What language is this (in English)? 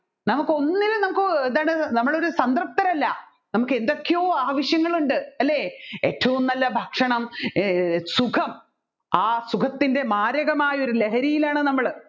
Malayalam